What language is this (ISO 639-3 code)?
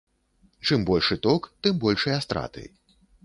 bel